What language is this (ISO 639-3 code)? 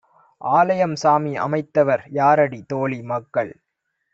tam